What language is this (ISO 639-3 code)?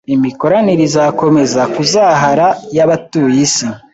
kin